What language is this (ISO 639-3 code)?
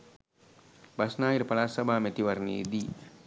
sin